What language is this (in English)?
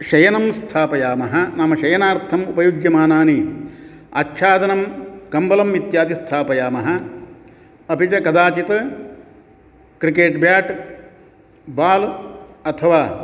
Sanskrit